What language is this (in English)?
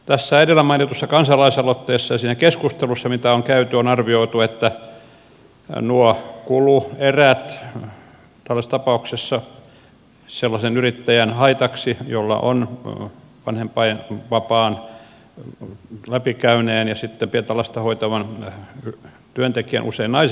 Finnish